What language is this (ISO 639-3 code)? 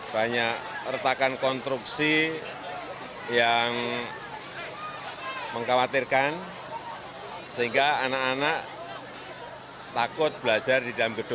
ind